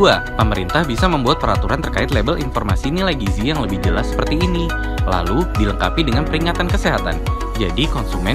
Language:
Indonesian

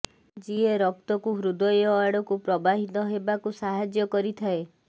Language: Odia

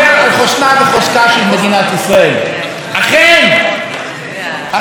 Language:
Hebrew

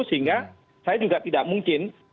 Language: Indonesian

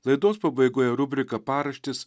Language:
Lithuanian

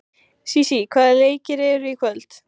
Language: Icelandic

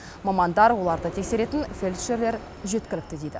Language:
Kazakh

